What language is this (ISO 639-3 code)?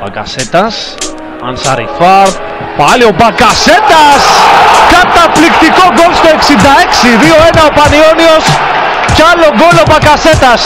ell